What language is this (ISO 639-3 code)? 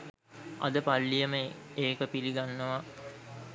sin